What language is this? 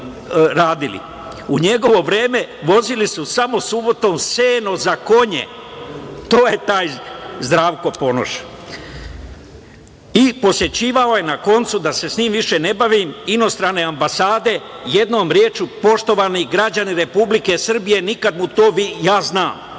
Serbian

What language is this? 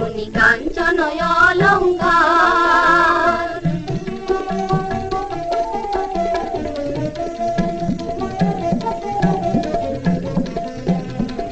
Thai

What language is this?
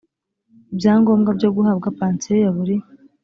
Kinyarwanda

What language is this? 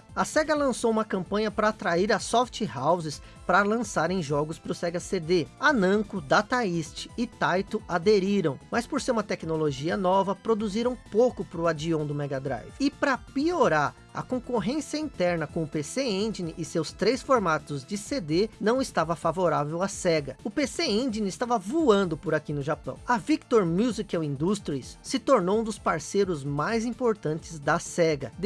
Portuguese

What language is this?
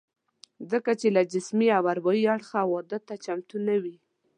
Pashto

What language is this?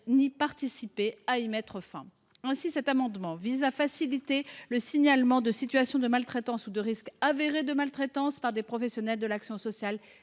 French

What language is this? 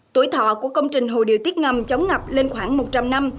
Vietnamese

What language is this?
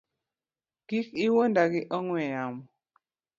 Luo (Kenya and Tanzania)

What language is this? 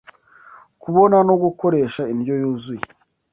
Kinyarwanda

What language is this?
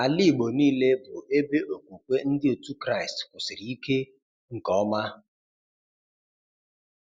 Igbo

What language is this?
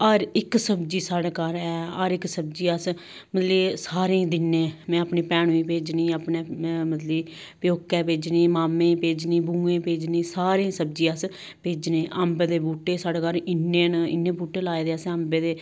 Dogri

